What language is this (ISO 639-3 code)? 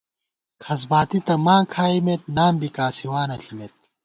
gwt